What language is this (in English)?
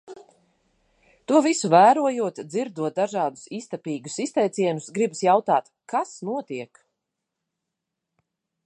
Latvian